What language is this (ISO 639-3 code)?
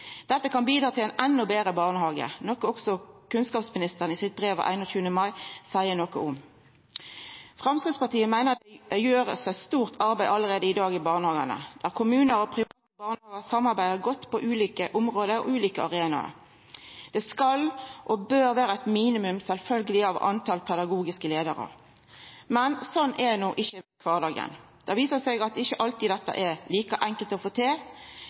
nno